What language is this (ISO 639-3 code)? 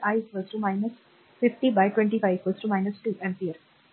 mar